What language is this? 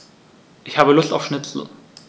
German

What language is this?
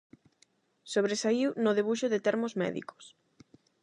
Galician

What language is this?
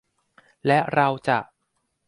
Thai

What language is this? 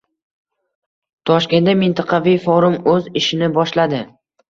Uzbek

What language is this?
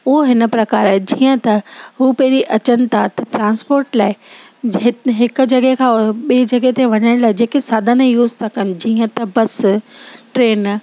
Sindhi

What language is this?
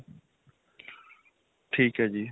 Punjabi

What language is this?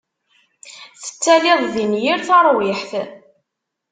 Kabyle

